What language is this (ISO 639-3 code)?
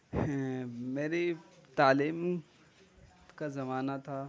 urd